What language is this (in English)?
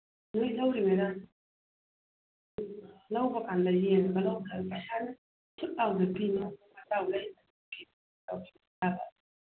Manipuri